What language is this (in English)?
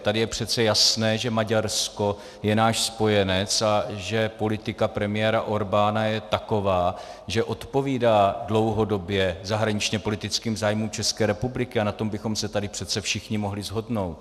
Czech